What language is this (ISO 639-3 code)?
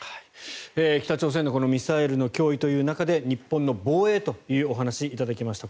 jpn